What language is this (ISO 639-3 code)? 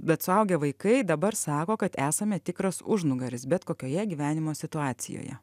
lit